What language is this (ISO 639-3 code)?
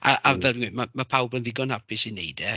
cym